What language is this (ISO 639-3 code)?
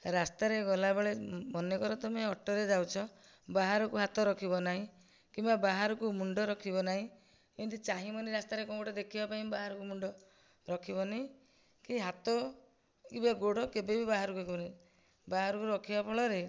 ori